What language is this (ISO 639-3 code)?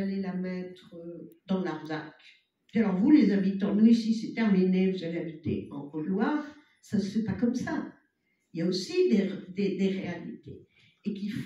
fra